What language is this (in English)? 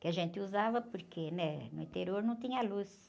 Portuguese